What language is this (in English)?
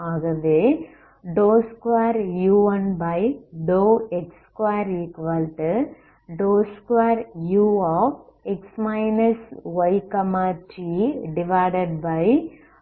Tamil